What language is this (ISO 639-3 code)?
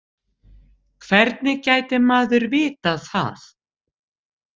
isl